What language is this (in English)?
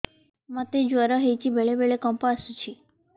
Odia